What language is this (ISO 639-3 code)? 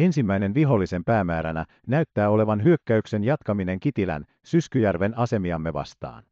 fin